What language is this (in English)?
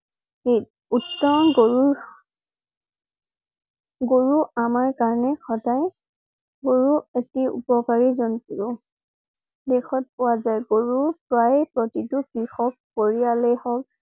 Assamese